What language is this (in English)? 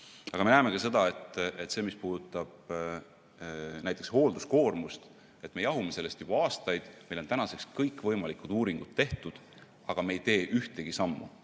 Estonian